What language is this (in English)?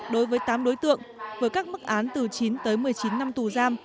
Vietnamese